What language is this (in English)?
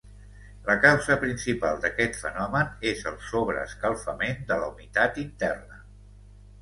Catalan